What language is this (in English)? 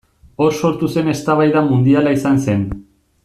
Basque